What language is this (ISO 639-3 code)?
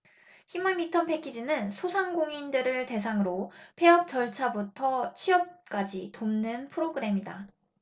kor